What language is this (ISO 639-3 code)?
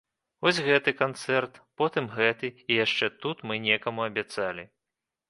bel